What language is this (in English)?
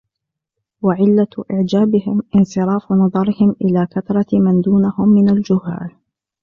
Arabic